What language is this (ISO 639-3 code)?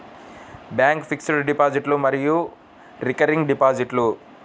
tel